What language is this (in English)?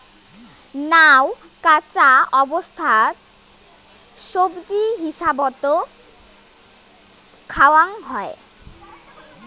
Bangla